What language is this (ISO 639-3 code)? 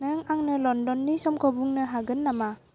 brx